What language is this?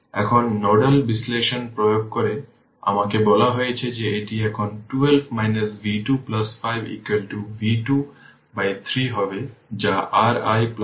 Bangla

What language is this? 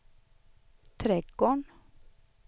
Swedish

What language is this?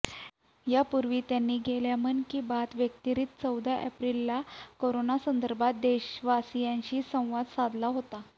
Marathi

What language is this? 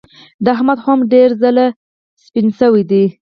Pashto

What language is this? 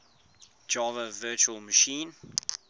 English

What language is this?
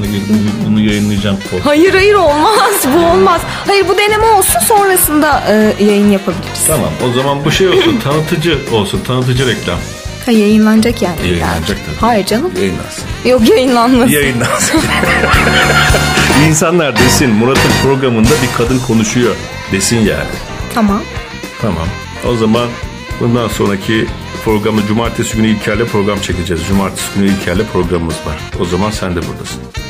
Turkish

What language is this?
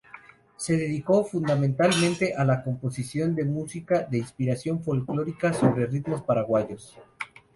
Spanish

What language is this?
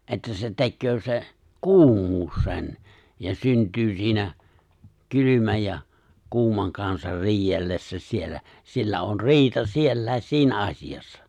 Finnish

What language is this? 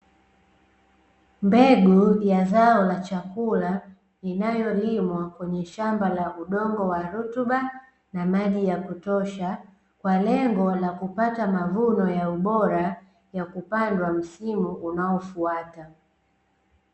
Swahili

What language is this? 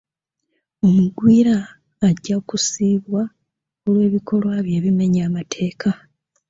Ganda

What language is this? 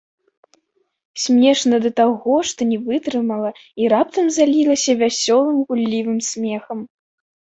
Belarusian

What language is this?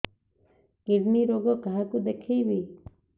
Odia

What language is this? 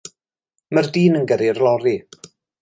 Welsh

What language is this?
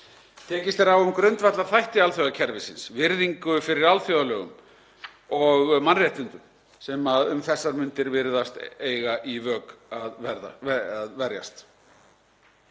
Icelandic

